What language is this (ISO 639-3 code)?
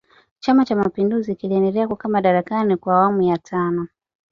swa